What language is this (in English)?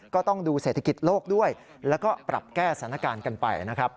Thai